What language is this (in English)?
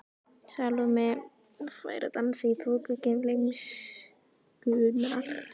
Icelandic